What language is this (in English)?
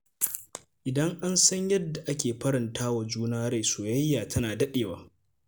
Hausa